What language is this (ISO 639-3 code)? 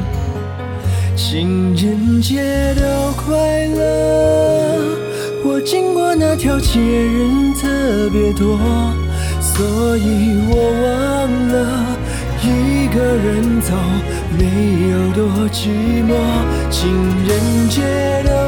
zho